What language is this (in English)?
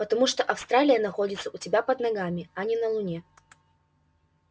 Russian